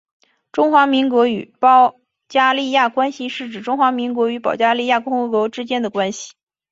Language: Chinese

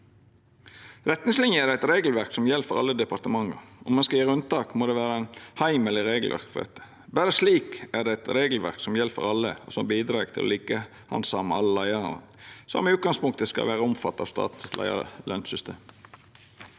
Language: Norwegian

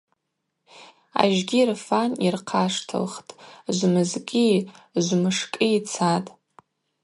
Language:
Abaza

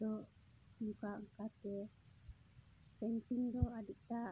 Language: Santali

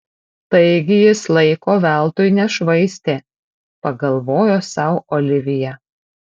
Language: Lithuanian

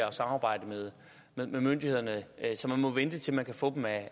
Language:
Danish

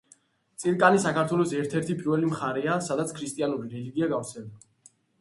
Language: Georgian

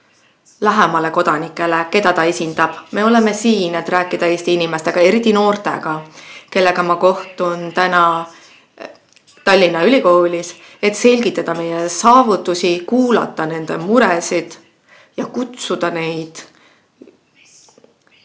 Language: Estonian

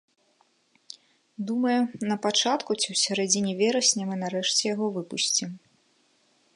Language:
Belarusian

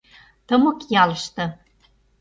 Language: Mari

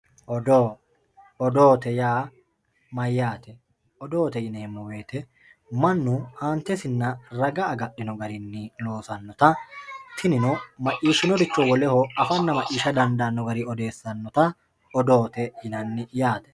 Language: Sidamo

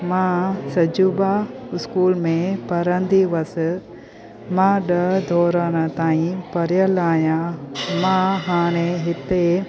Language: Sindhi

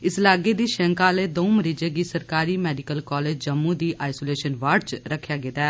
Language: Dogri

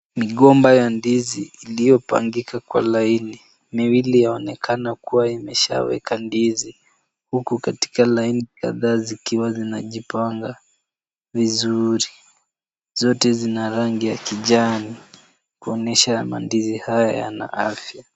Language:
Swahili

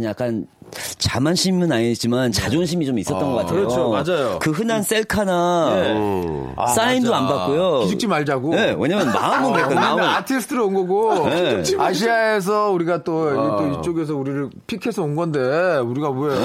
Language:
Korean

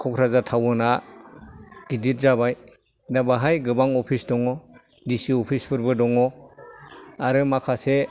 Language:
Bodo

